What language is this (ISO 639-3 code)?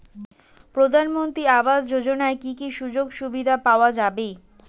ben